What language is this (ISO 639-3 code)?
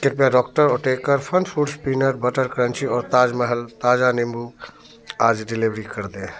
hin